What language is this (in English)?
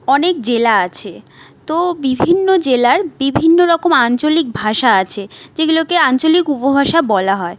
Bangla